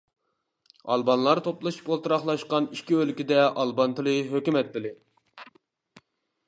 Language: Uyghur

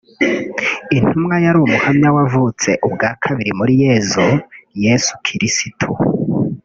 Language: Kinyarwanda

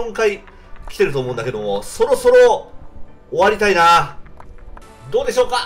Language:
Japanese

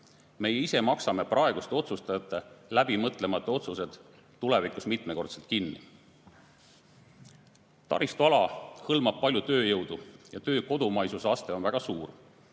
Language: Estonian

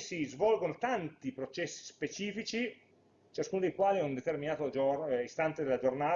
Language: Italian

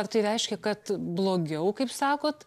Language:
Lithuanian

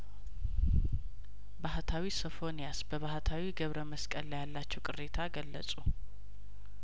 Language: Amharic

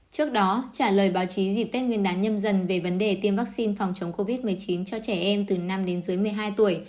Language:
Vietnamese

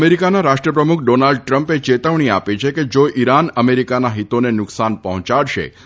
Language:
Gujarati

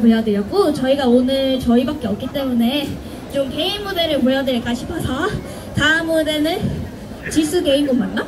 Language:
Korean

